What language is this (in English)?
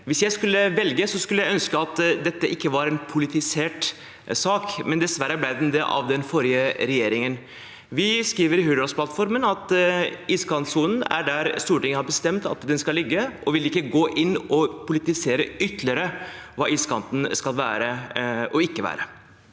Norwegian